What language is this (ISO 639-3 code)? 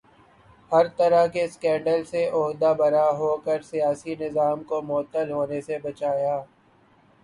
urd